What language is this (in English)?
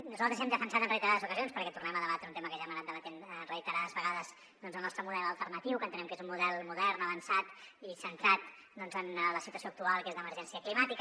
Catalan